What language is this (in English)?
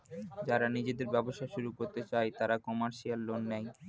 Bangla